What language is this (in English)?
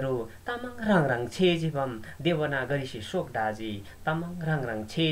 Korean